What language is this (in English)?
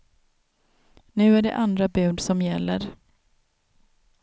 Swedish